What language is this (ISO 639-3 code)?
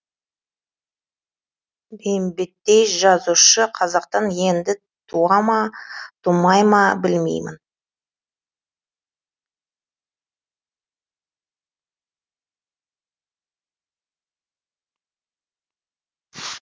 kaz